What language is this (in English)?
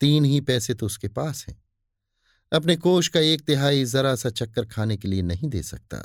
Hindi